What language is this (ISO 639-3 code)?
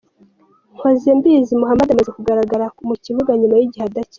kin